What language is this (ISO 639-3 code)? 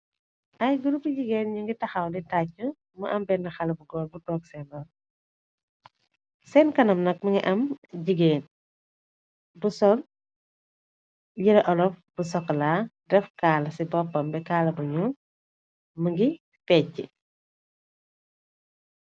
wol